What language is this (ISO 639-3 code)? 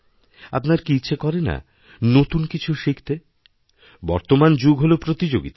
ben